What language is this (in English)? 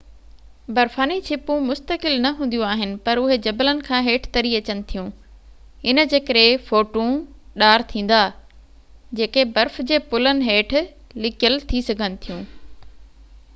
Sindhi